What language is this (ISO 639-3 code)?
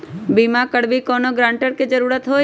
mag